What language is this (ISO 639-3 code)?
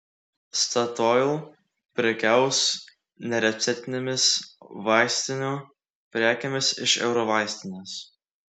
lit